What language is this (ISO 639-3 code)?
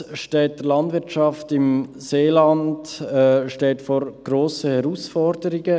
gsw